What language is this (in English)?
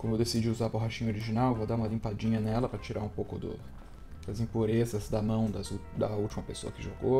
Portuguese